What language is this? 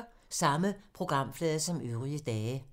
Danish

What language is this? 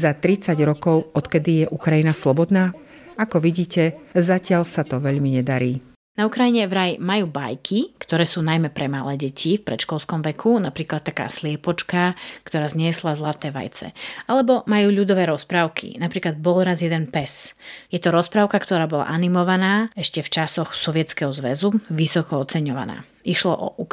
Slovak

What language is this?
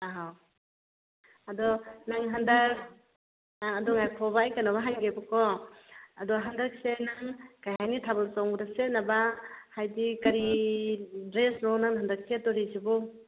Manipuri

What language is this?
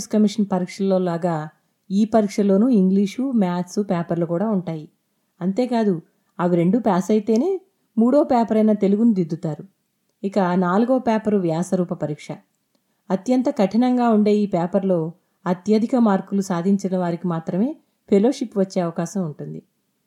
Telugu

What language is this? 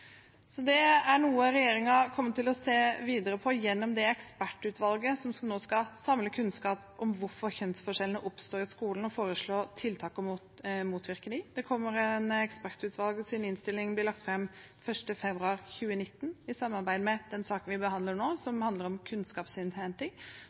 Norwegian Bokmål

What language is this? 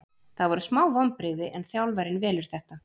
Icelandic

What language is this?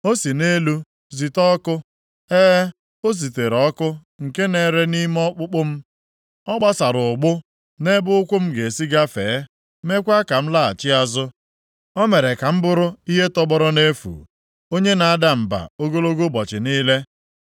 Igbo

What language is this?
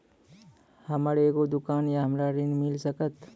Maithili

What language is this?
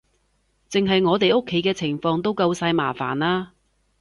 Cantonese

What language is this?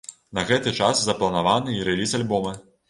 Belarusian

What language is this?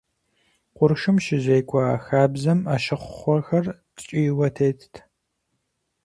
Kabardian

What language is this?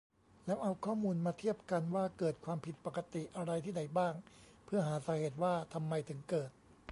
Thai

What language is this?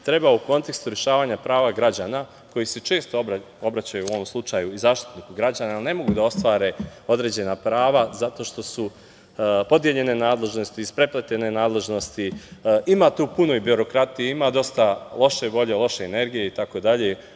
Serbian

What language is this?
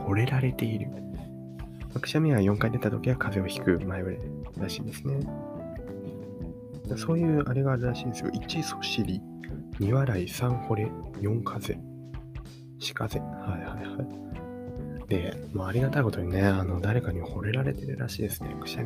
Japanese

